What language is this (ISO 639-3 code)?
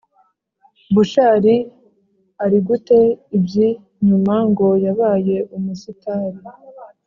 kin